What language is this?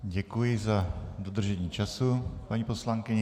Czech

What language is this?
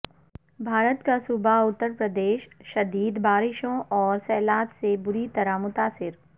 Urdu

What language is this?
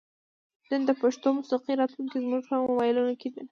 Pashto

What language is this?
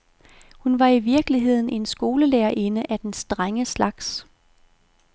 Danish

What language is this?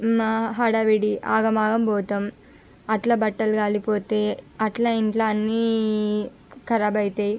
Telugu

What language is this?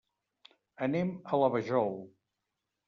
Catalan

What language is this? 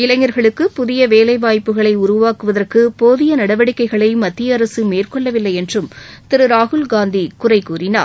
Tamil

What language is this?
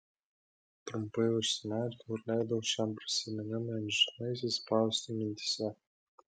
Lithuanian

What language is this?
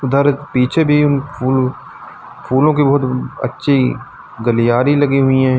Hindi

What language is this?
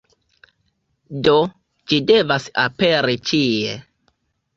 Esperanto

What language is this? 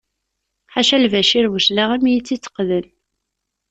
Kabyle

